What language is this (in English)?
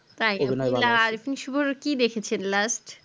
Bangla